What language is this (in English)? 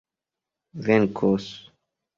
Esperanto